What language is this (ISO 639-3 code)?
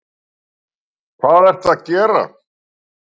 isl